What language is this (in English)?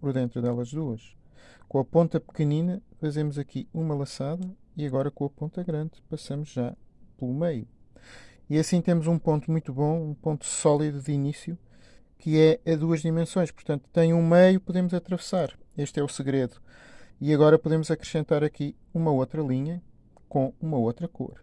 Portuguese